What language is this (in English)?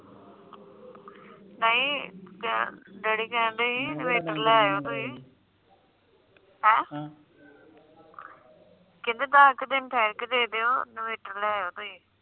Punjabi